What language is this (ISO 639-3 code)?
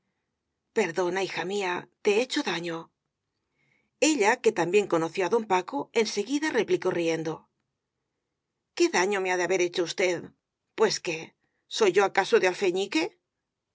spa